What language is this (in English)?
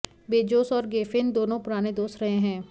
Hindi